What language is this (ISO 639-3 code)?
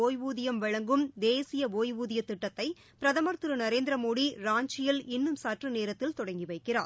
tam